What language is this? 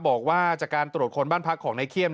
Thai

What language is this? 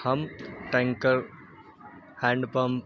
Urdu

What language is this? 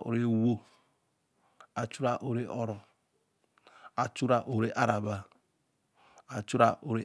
Eleme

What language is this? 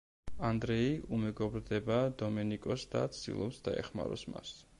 Georgian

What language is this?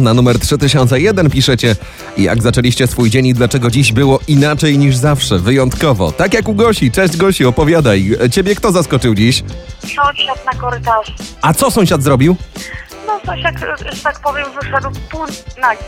Polish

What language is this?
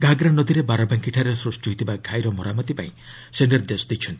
Odia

